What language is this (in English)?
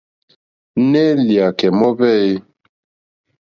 Mokpwe